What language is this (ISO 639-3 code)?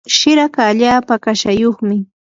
qur